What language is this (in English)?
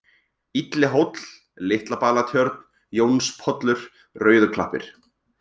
Icelandic